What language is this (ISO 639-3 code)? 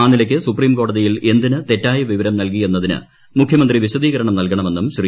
mal